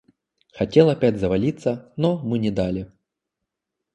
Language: Russian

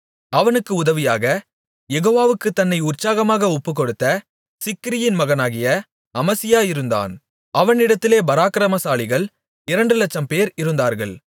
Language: Tamil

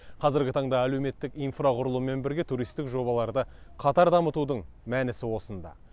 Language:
Kazakh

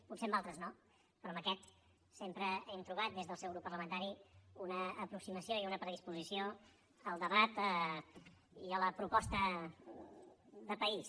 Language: Catalan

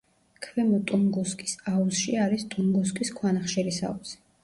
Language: Georgian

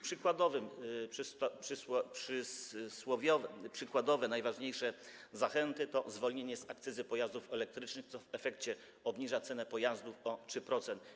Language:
Polish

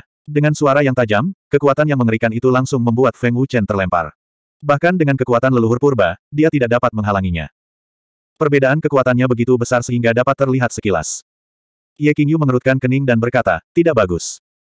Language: Indonesian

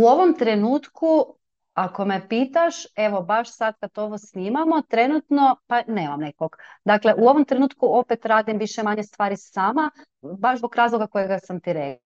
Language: Croatian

